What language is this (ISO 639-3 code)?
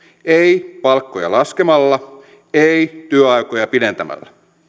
fin